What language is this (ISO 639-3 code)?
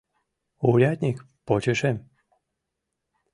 chm